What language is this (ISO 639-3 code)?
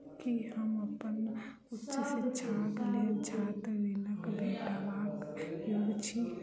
mai